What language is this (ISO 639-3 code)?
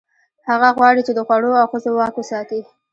pus